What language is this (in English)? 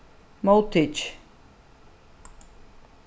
Faroese